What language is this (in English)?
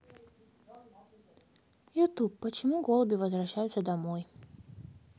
Russian